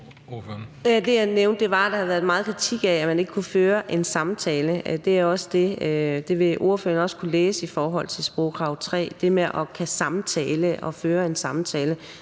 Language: Danish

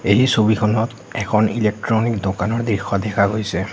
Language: Assamese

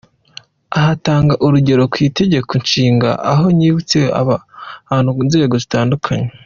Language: Kinyarwanda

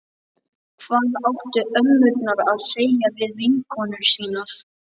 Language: Icelandic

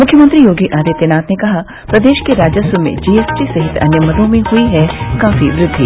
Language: Hindi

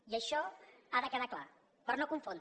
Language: Catalan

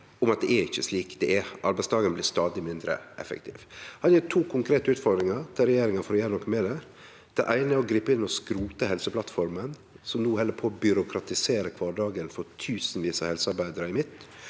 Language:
Norwegian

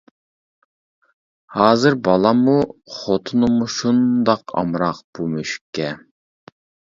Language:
Uyghur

